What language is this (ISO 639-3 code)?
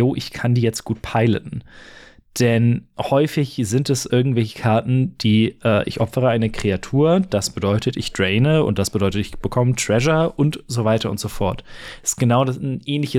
deu